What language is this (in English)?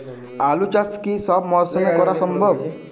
Bangla